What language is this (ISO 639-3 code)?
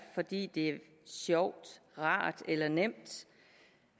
dan